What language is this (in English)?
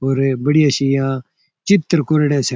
Rajasthani